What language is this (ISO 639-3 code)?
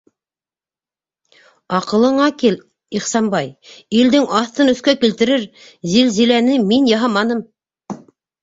bak